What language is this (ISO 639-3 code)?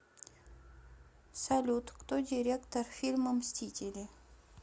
rus